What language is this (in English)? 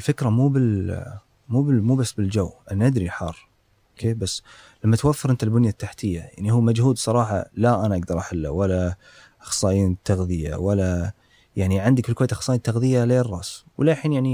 Arabic